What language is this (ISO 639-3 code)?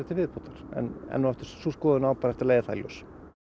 isl